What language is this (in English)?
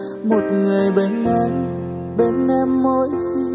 Vietnamese